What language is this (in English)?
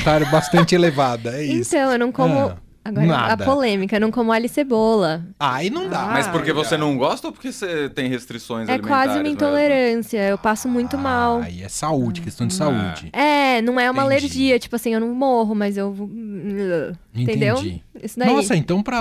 Portuguese